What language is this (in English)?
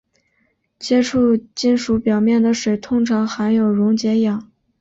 Chinese